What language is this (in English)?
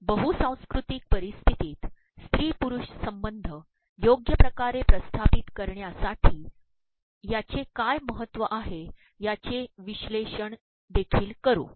Marathi